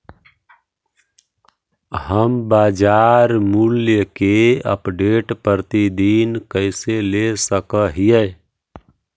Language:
Magahi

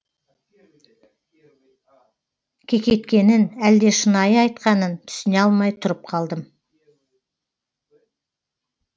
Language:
Kazakh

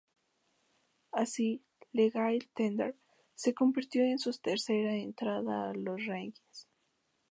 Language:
Spanish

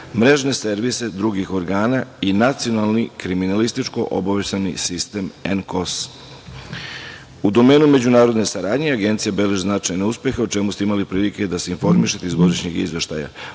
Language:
Serbian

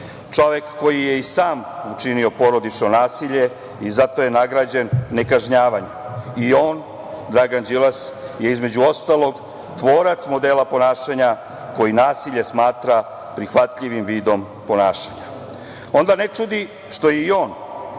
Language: Serbian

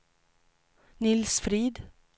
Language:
Swedish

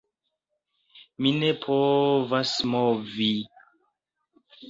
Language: Esperanto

